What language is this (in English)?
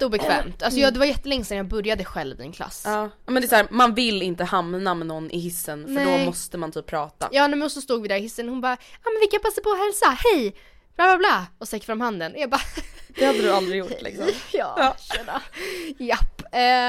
Swedish